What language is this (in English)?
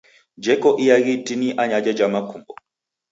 Taita